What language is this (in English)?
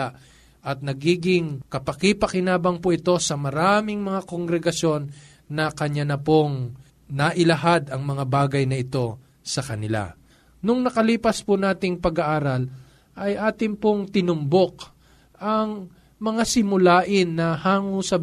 Filipino